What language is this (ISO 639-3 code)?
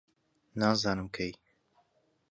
ckb